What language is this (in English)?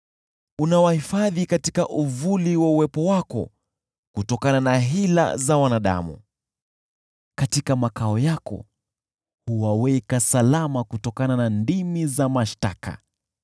Swahili